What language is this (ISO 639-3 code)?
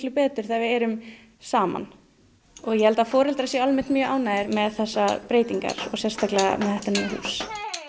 isl